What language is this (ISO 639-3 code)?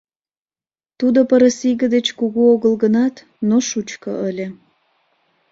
chm